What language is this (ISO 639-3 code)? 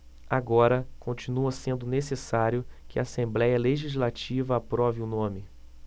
por